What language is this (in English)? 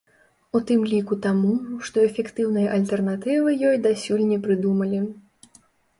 Belarusian